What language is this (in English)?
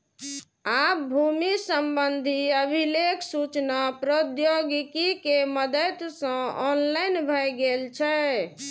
Maithili